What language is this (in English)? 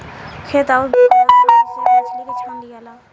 Bhojpuri